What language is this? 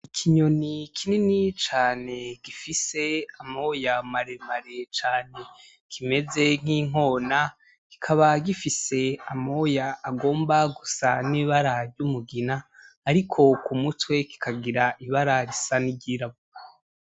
Rundi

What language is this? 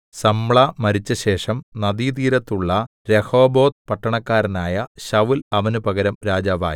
Malayalam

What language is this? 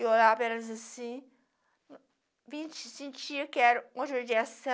Portuguese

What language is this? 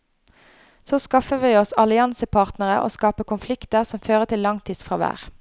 Norwegian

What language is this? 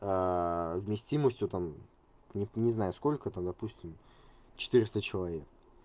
Russian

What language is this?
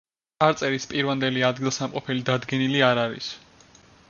Georgian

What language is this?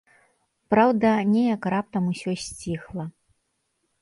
Belarusian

